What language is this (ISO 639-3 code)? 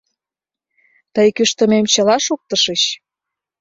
chm